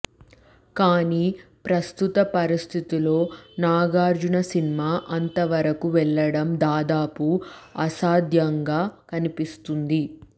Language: Telugu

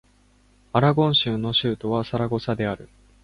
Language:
Japanese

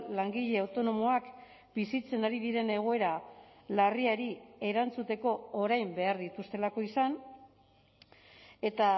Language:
Basque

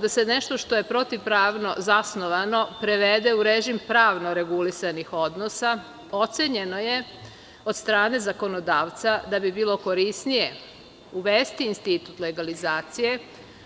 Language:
Serbian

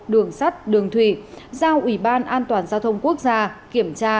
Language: Vietnamese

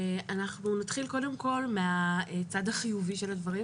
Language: Hebrew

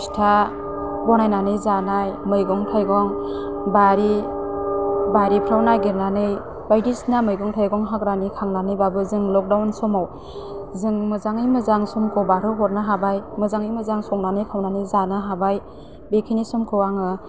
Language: Bodo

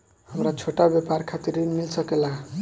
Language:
Bhojpuri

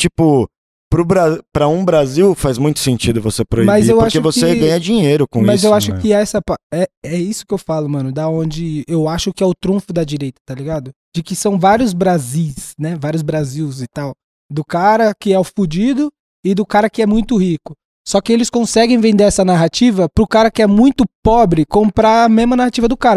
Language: Portuguese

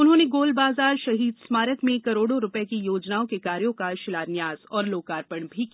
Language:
Hindi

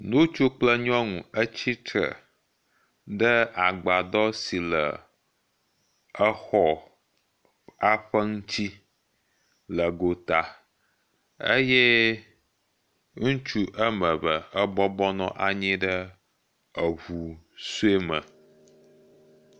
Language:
Ewe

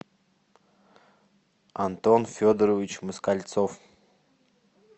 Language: Russian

